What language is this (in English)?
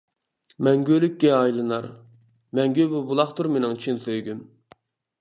Uyghur